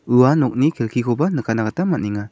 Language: Garo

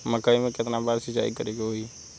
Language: Bhojpuri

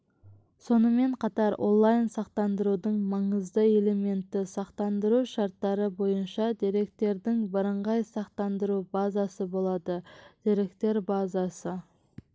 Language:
Kazakh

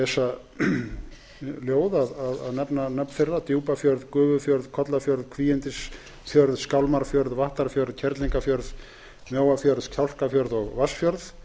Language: Icelandic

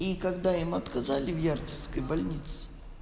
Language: Russian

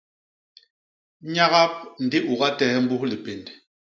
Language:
Basaa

